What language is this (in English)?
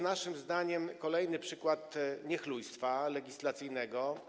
Polish